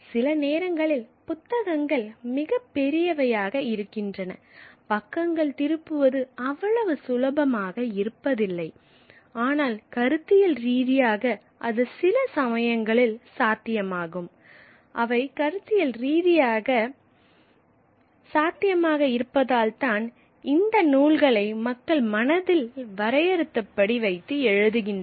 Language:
Tamil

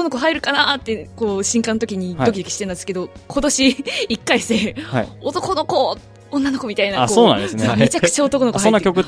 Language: Japanese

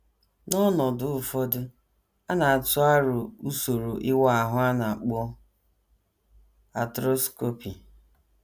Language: Igbo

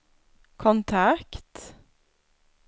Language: Swedish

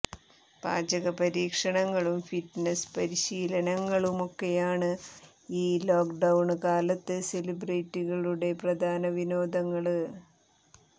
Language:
Malayalam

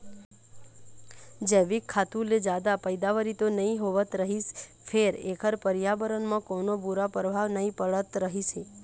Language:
Chhattisgarhi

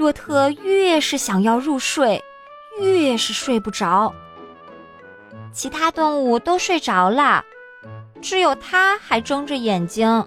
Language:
Chinese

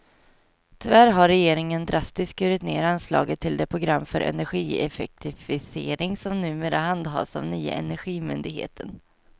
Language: Swedish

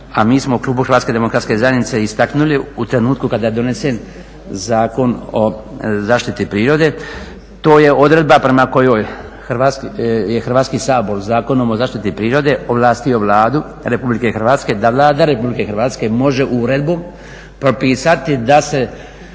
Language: Croatian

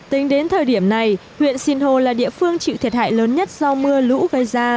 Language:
Vietnamese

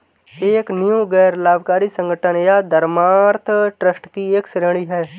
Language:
Hindi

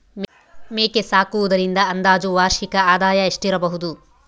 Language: Kannada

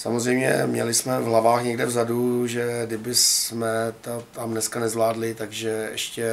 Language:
Czech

